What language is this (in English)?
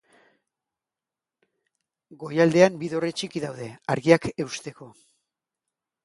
Basque